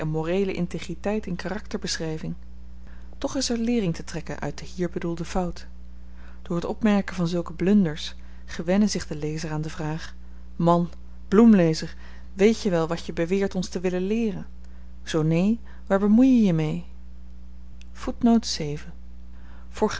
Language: Dutch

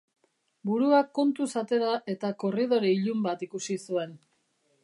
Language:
Basque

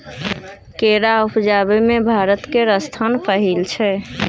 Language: Maithili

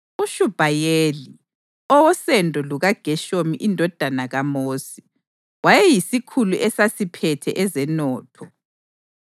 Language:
North Ndebele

